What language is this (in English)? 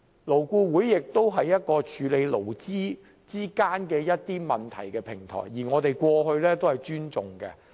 Cantonese